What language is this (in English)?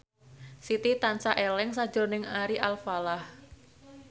Javanese